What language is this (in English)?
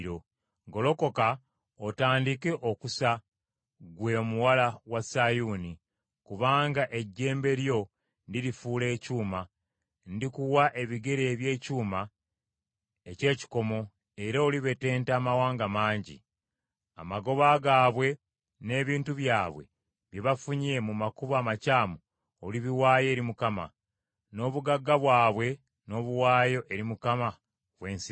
Ganda